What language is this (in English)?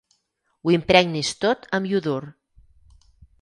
Catalan